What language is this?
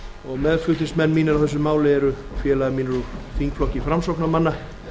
Icelandic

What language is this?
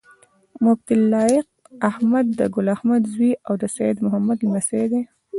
Pashto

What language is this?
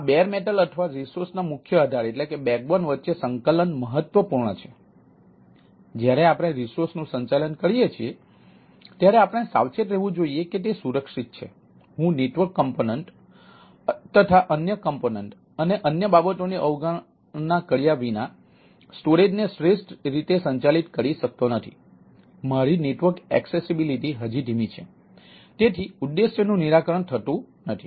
Gujarati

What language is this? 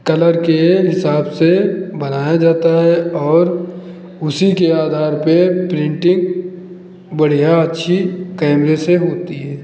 Hindi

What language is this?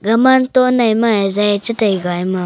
Wancho Naga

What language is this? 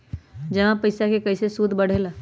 Magahi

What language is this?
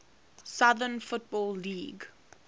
English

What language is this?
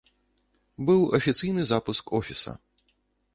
Belarusian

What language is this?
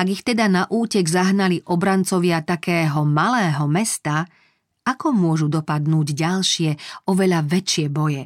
Slovak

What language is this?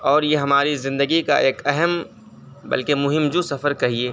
Urdu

